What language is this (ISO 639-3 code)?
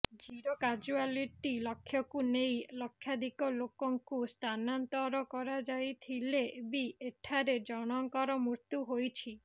ori